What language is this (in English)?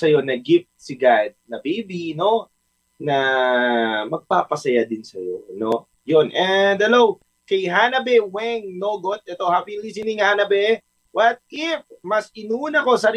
Filipino